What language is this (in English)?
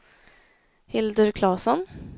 Swedish